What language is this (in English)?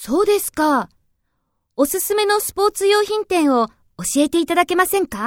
Japanese